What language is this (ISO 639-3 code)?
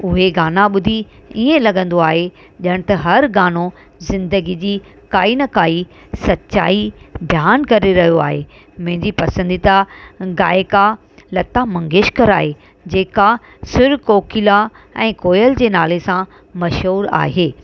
snd